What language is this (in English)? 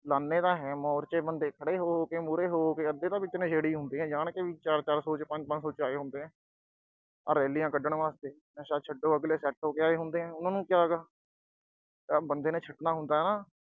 Punjabi